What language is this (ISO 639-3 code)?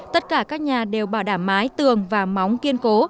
vie